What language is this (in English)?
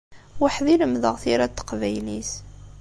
Kabyle